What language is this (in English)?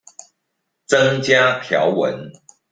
Chinese